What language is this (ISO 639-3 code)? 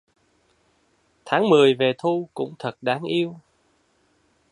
vie